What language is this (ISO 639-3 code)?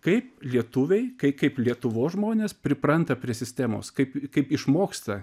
lit